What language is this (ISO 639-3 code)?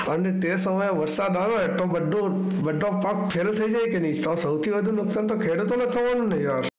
guj